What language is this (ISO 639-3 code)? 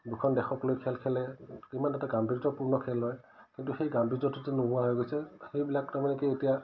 asm